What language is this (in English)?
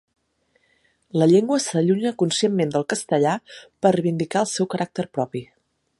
Catalan